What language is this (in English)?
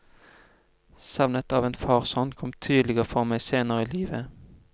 Norwegian